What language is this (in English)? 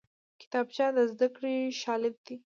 Pashto